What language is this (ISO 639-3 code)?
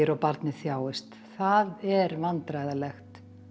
isl